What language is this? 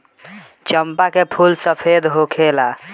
Bhojpuri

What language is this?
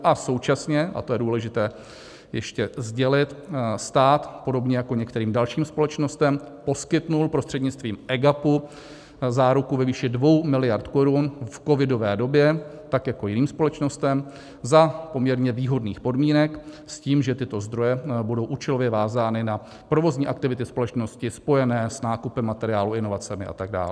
Czech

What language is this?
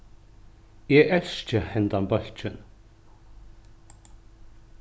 Faroese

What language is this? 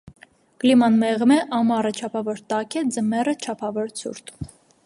Armenian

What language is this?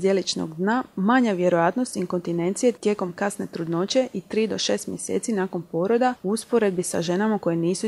Croatian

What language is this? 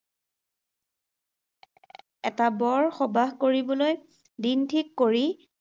Assamese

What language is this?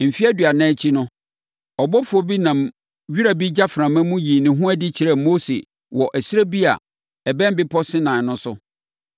Akan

